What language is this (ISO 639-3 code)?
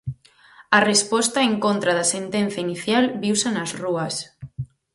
glg